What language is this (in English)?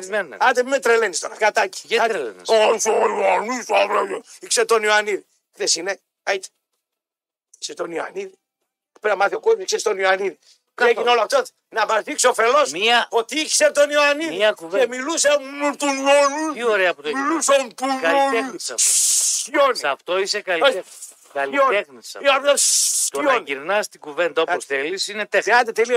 Greek